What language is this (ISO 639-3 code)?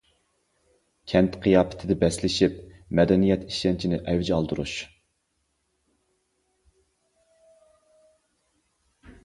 uig